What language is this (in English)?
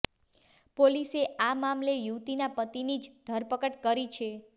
Gujarati